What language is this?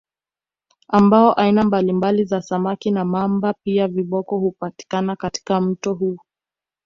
Swahili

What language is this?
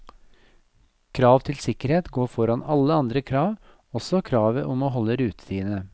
Norwegian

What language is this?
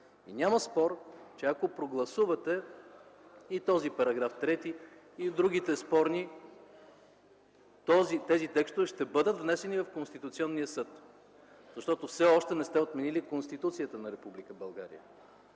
Bulgarian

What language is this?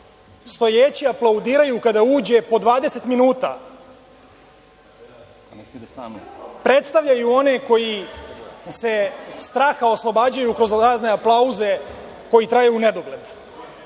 Serbian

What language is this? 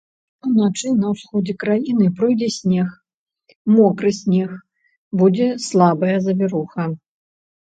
Belarusian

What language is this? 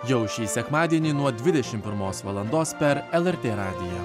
Lithuanian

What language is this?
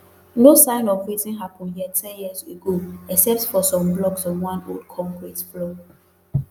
Nigerian Pidgin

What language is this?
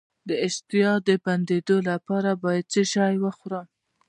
Pashto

